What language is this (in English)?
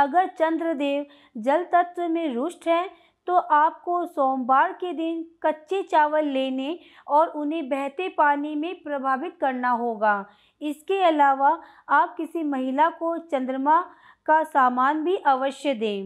Hindi